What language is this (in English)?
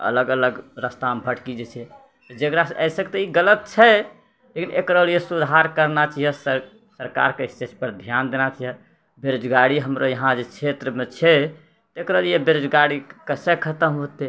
Maithili